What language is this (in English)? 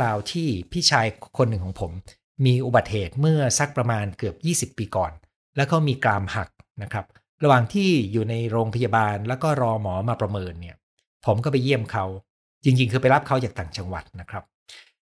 Thai